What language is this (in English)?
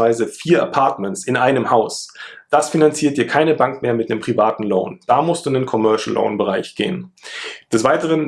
German